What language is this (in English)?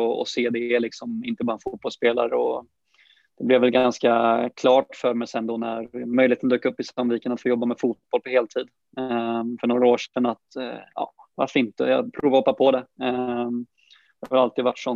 Swedish